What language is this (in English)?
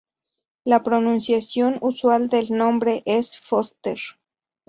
Spanish